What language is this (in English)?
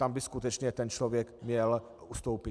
Czech